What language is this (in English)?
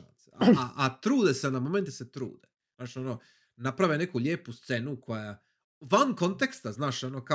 Croatian